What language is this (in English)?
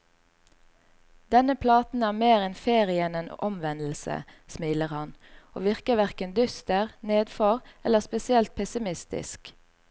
Norwegian